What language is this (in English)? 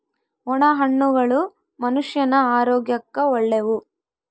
Kannada